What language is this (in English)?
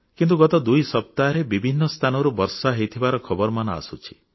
Odia